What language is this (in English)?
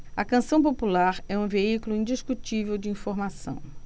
Portuguese